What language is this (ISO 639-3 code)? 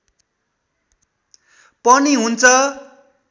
nep